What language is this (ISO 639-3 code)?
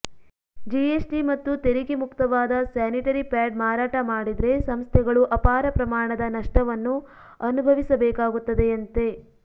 kan